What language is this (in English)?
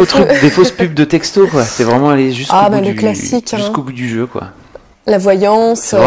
French